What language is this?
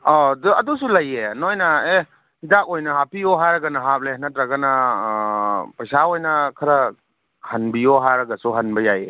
Manipuri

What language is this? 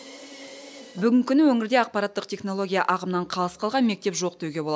Kazakh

